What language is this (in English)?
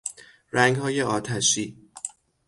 Persian